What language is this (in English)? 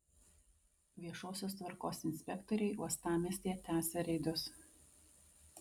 Lithuanian